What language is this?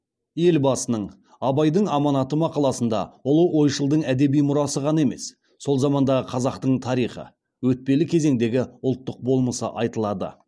Kazakh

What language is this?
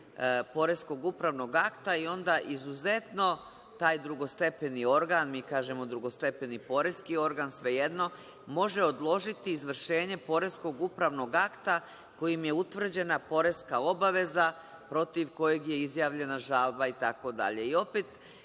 Serbian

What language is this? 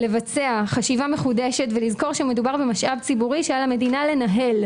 Hebrew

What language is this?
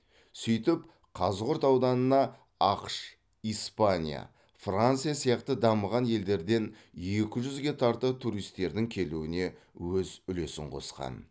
Kazakh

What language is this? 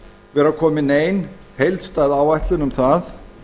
Icelandic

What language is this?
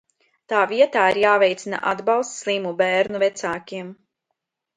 Latvian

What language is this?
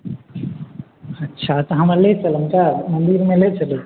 Maithili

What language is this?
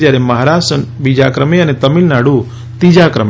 Gujarati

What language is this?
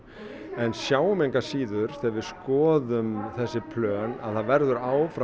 Icelandic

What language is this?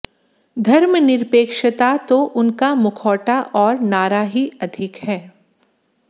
Hindi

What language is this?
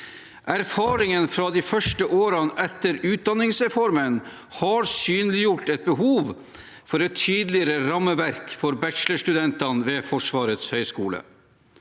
Norwegian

